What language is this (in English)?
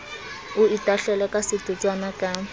Southern Sotho